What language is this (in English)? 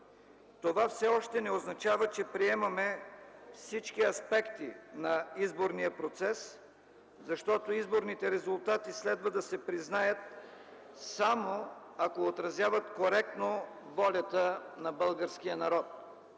Bulgarian